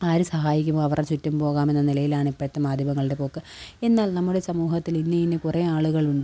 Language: Malayalam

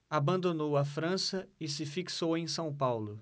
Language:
Portuguese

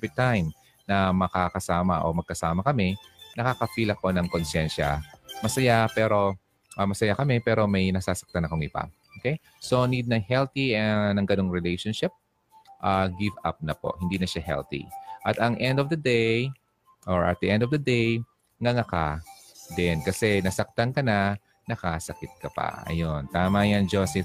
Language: Filipino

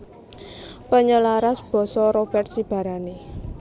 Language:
Javanese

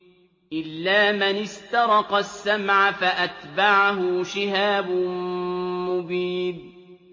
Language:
Arabic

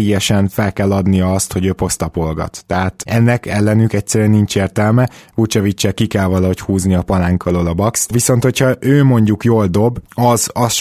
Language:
Hungarian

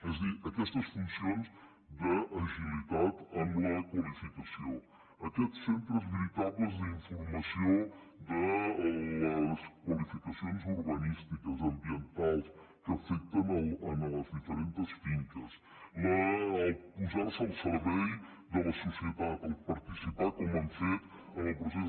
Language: Catalan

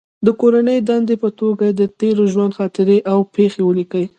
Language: Pashto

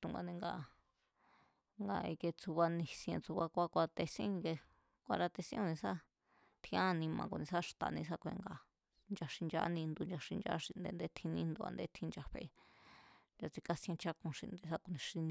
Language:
Mazatlán Mazatec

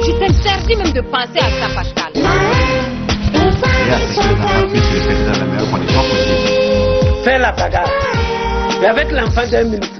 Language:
French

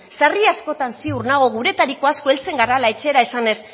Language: Basque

